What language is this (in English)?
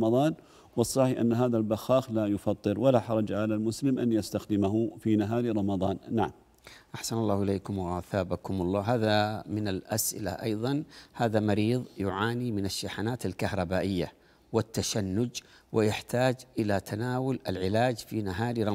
Arabic